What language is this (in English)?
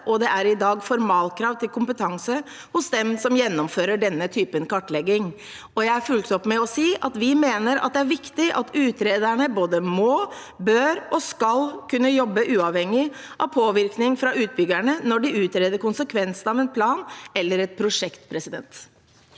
Norwegian